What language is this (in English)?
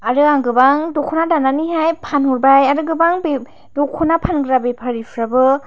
Bodo